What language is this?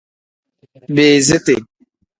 Tem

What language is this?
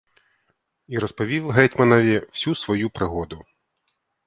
Ukrainian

